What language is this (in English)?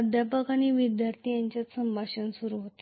Marathi